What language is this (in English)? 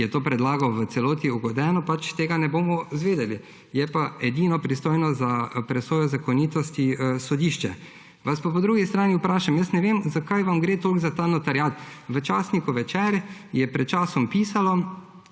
Slovenian